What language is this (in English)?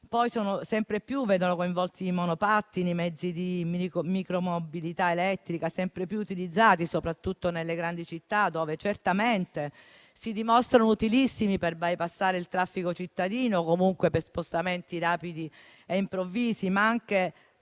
Italian